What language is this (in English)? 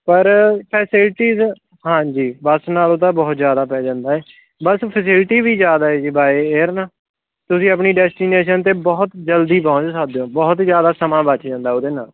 Punjabi